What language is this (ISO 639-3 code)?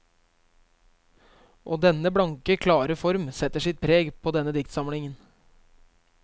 nor